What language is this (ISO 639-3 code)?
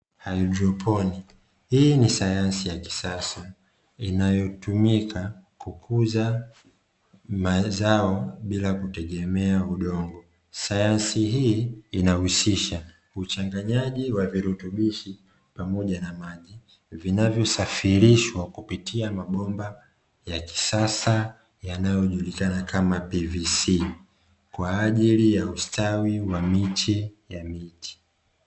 swa